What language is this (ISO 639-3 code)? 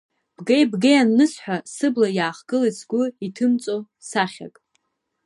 abk